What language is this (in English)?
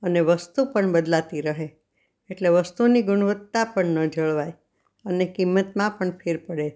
Gujarati